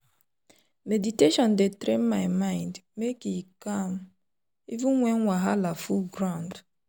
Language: Nigerian Pidgin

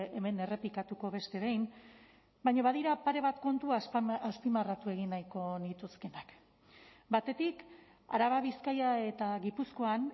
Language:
Basque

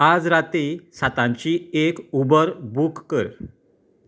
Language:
Konkani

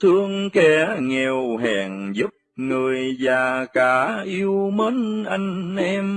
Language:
Vietnamese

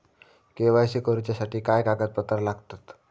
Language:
Marathi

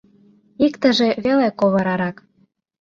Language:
Mari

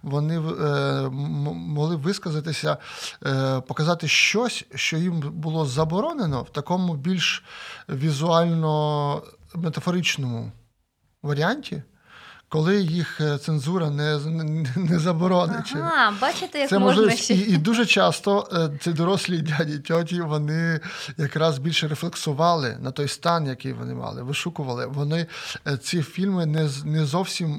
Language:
Ukrainian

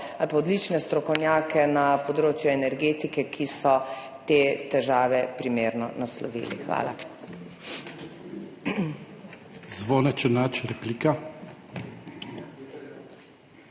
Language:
Slovenian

